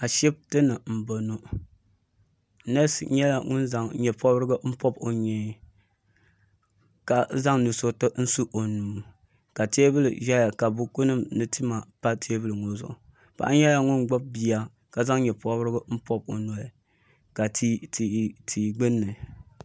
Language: Dagbani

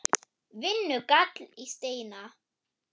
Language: Icelandic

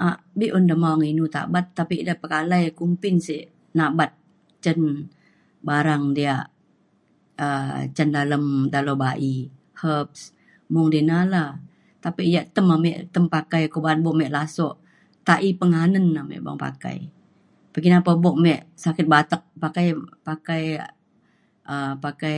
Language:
Mainstream Kenyah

